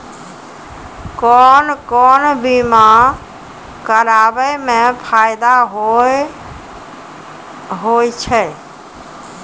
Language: Maithili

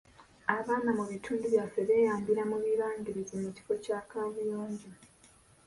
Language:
Ganda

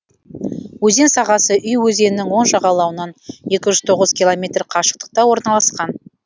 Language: Kazakh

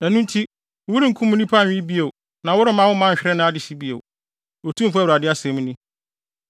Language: Akan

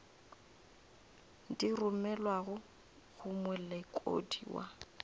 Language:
Northern Sotho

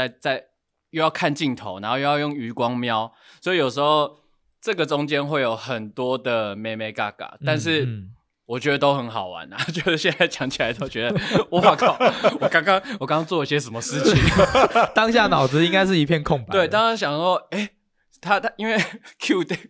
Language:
Chinese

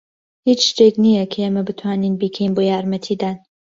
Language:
Central Kurdish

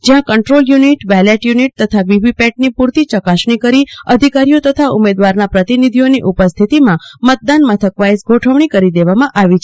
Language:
Gujarati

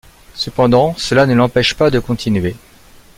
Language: French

